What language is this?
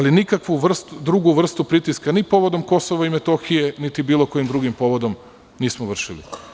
Serbian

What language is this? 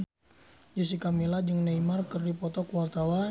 Sundanese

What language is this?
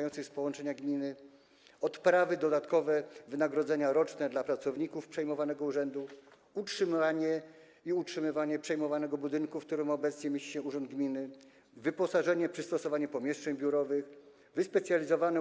Polish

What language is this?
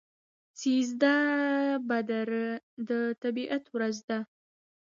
Pashto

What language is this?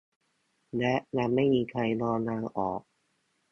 Thai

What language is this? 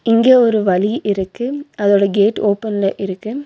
Tamil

